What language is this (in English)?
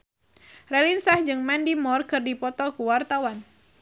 Sundanese